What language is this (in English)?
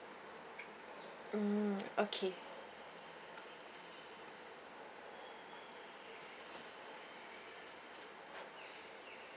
English